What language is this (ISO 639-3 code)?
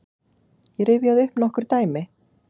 isl